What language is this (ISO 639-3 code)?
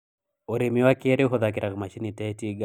kik